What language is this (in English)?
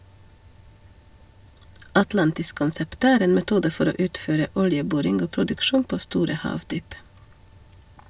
Norwegian